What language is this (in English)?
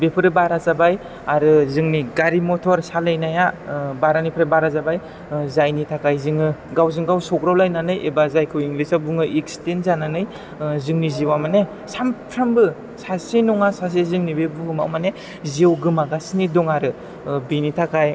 Bodo